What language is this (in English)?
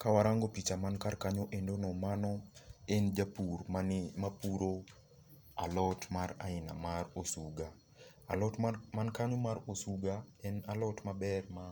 Luo (Kenya and Tanzania)